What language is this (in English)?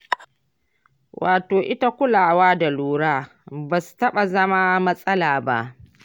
Hausa